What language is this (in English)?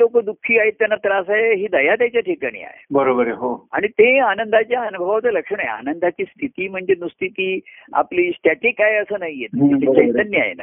Marathi